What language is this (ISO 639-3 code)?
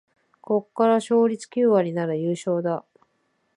jpn